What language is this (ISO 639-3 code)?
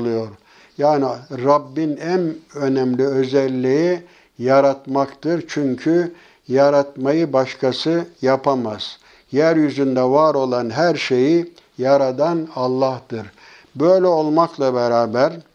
tur